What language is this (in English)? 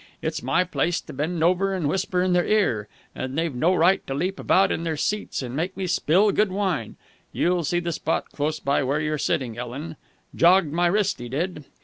English